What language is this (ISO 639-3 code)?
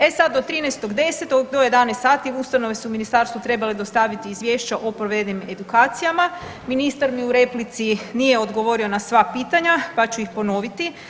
hrv